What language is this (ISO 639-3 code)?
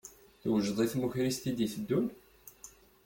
kab